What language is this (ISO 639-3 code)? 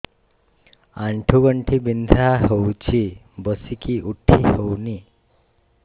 ori